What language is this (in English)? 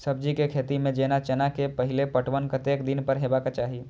Maithili